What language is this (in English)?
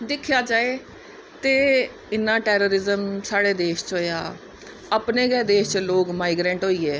Dogri